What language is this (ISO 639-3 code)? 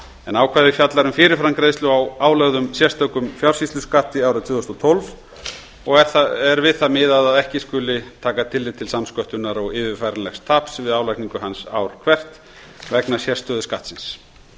isl